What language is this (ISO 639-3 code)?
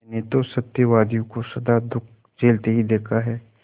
hin